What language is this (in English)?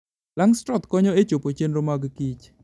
Luo (Kenya and Tanzania)